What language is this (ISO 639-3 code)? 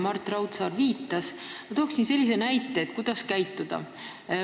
est